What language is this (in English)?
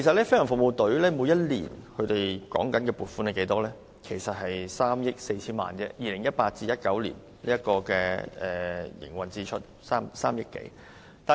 Cantonese